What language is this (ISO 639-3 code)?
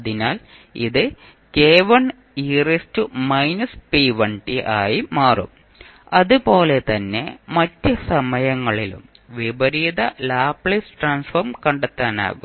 mal